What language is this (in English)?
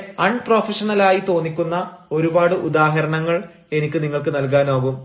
Malayalam